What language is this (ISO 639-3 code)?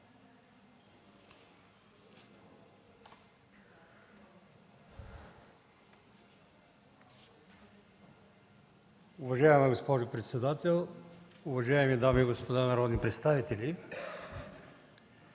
bul